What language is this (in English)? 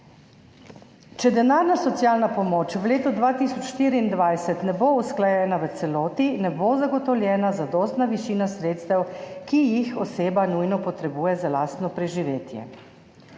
Slovenian